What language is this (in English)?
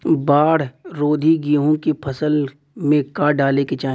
Bhojpuri